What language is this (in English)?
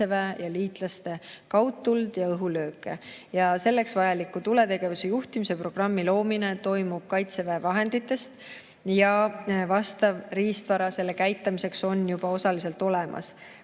Estonian